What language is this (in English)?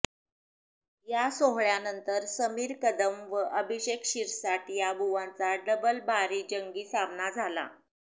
Marathi